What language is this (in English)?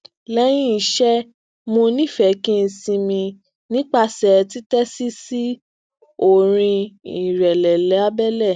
Yoruba